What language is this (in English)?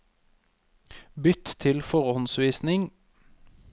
Norwegian